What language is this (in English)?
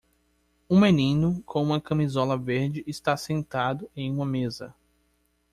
Portuguese